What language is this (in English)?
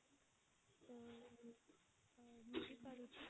Odia